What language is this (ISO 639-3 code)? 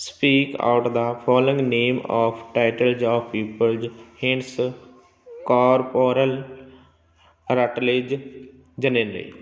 pan